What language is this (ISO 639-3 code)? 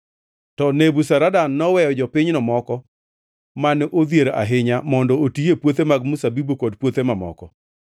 luo